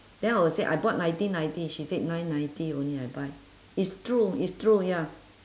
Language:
English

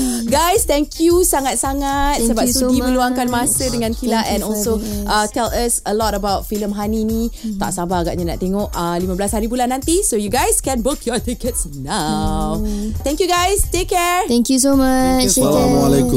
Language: Malay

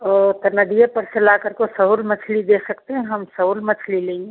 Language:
Hindi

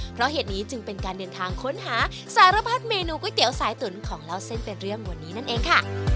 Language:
Thai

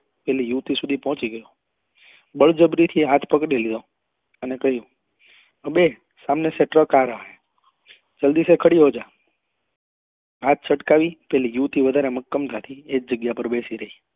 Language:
Gujarati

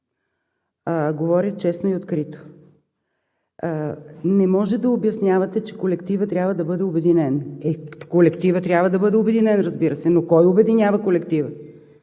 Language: Bulgarian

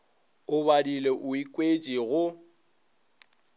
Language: Northern Sotho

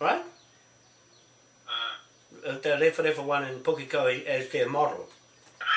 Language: English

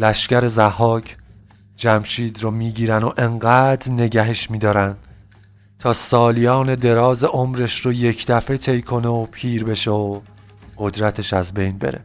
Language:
Persian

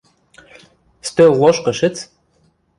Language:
Western Mari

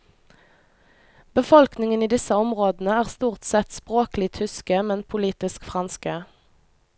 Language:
Norwegian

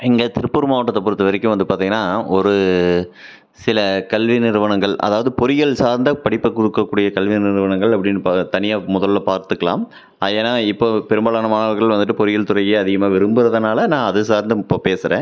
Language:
Tamil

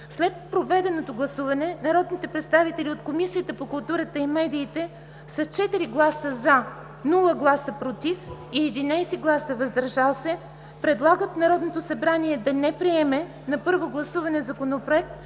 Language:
Bulgarian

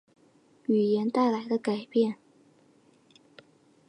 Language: Chinese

